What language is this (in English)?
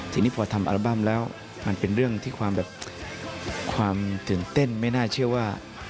Thai